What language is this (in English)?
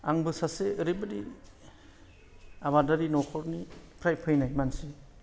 Bodo